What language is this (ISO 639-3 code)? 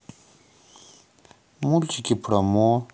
rus